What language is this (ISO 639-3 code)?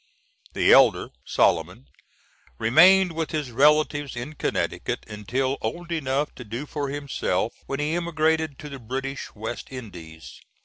eng